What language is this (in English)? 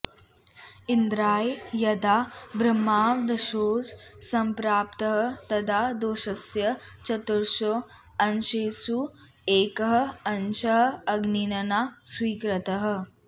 Sanskrit